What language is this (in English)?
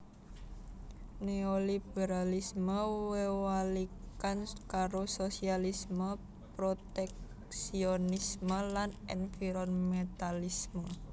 Javanese